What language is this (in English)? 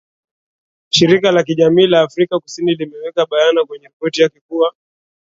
Swahili